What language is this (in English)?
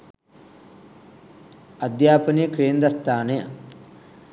Sinhala